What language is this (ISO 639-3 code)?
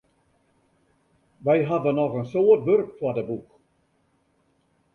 fry